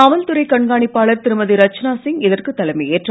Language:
Tamil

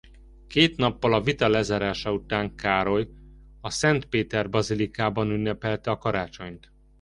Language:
Hungarian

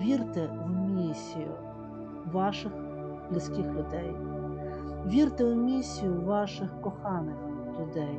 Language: Ukrainian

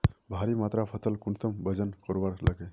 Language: Magahi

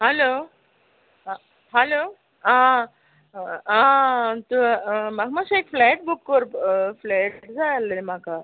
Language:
Konkani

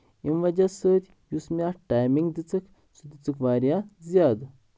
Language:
Kashmiri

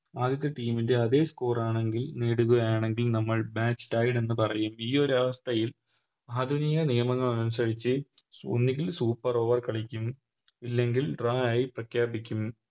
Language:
Malayalam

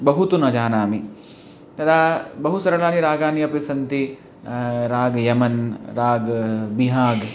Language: Sanskrit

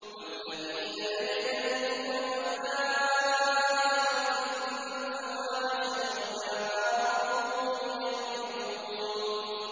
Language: Arabic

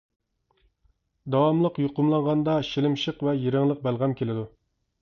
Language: Uyghur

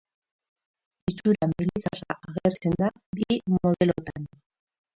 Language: Basque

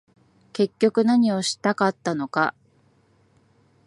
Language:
Japanese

